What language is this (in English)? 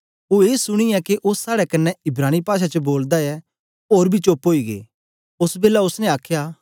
Dogri